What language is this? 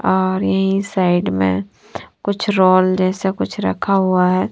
Hindi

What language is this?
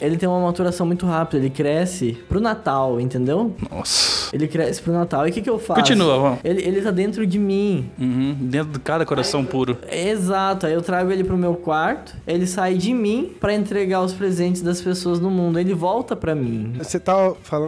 Portuguese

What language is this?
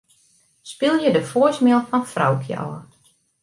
Western Frisian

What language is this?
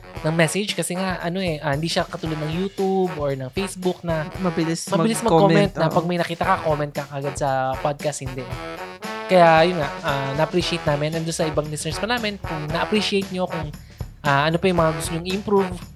Filipino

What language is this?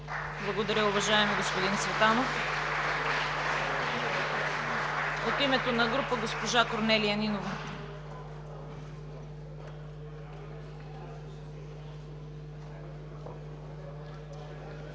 Bulgarian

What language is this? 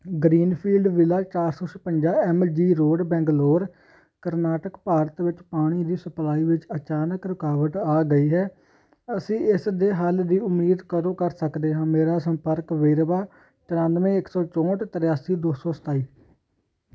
Punjabi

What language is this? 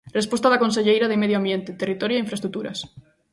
Galician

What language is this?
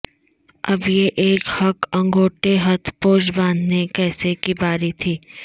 Urdu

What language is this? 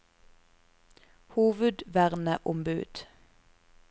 Norwegian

